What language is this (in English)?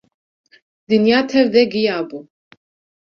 Kurdish